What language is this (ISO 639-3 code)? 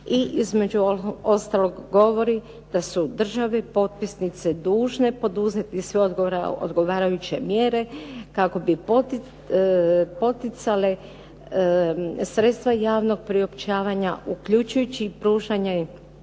hrv